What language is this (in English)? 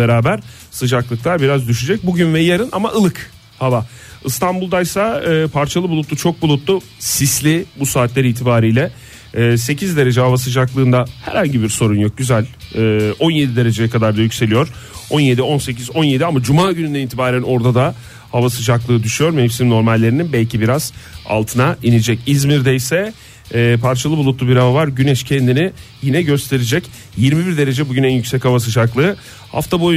Turkish